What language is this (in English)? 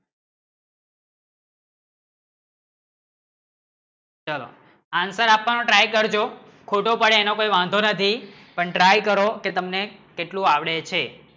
Gujarati